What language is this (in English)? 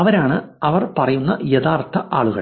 Malayalam